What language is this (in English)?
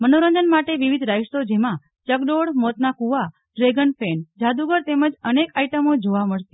Gujarati